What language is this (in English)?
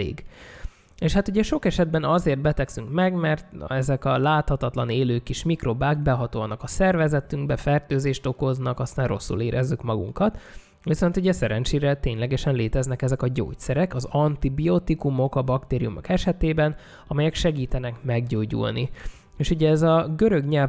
Hungarian